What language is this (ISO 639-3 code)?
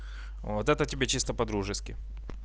rus